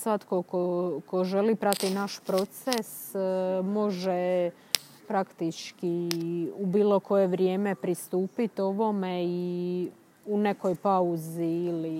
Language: Croatian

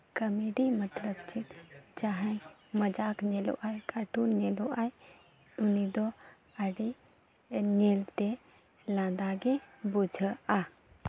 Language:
Santali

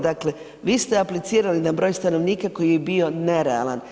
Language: Croatian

